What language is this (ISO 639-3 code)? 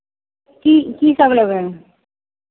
mai